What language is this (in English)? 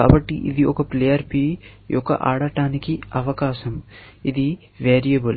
Telugu